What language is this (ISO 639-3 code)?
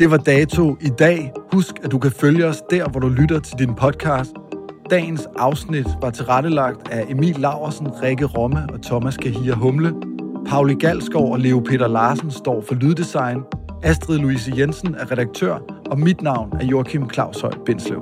dan